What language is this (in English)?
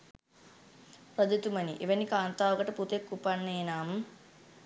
Sinhala